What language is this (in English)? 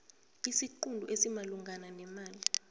South Ndebele